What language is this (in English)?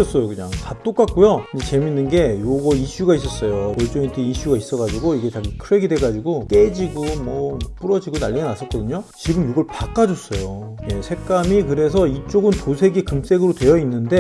Korean